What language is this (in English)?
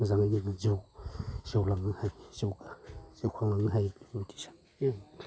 Bodo